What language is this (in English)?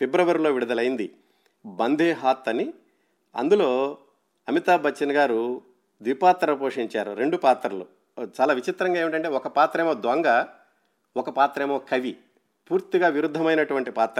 Telugu